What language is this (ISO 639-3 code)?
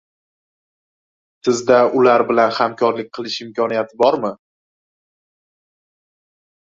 uzb